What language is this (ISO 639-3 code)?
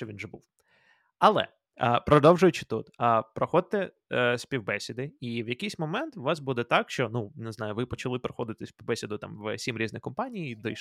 ukr